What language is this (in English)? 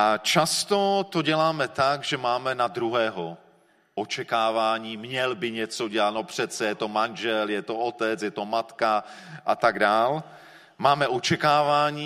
Czech